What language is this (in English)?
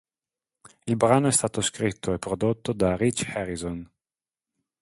Italian